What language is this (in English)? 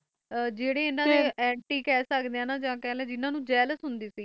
Punjabi